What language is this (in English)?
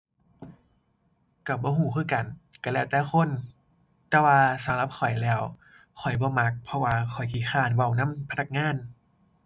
Thai